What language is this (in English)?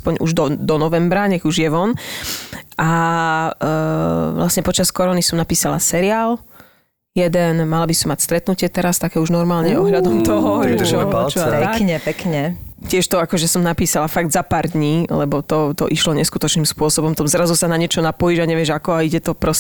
Slovak